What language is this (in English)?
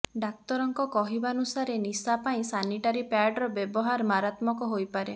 Odia